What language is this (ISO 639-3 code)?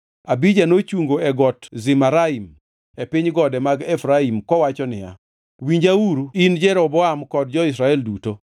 luo